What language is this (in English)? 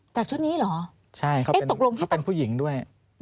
Thai